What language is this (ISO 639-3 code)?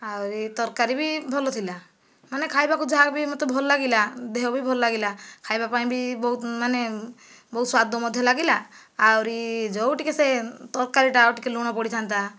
ori